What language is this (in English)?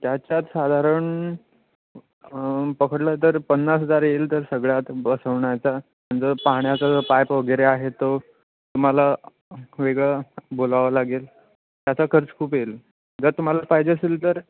Marathi